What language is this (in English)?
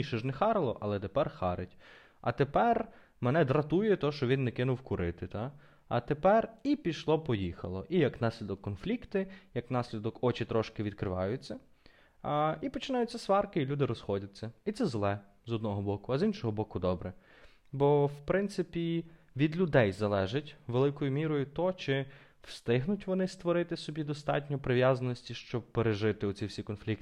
Ukrainian